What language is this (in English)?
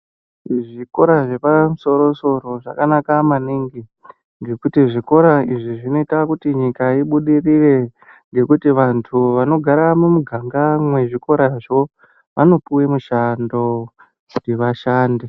Ndau